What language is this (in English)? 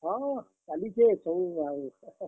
Odia